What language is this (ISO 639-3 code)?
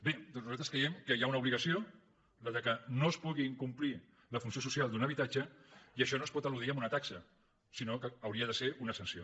cat